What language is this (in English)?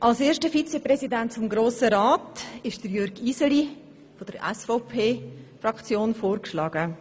Swiss German